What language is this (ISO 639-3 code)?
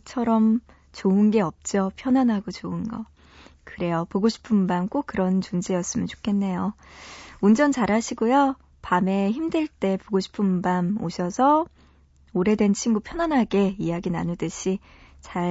kor